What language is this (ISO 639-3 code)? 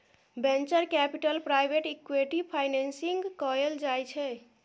mai